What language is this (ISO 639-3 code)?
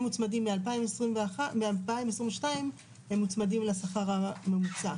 heb